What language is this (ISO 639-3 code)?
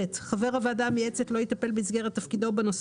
heb